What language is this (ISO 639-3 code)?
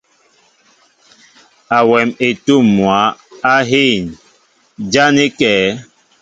mbo